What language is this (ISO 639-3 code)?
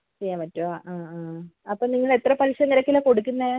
mal